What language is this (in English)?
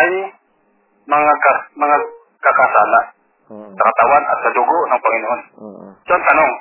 Filipino